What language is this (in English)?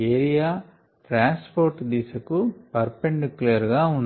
Telugu